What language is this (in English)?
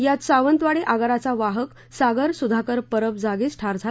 Marathi